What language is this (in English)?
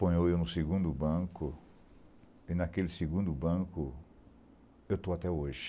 Portuguese